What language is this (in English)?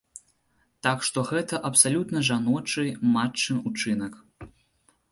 Belarusian